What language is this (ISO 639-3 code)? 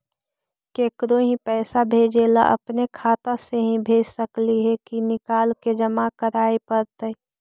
mag